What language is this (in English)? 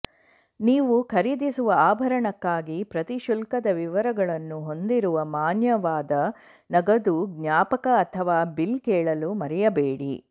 Kannada